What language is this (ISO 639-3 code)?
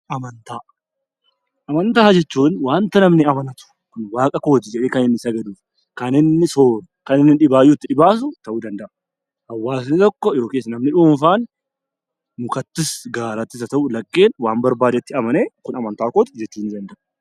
orm